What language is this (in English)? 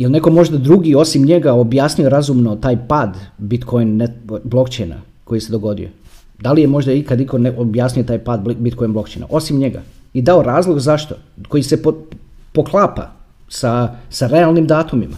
Croatian